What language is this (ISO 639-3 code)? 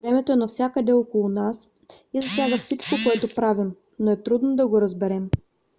bul